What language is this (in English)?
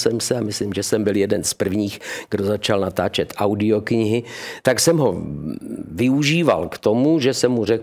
Czech